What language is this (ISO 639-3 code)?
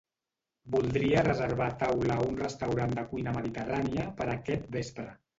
cat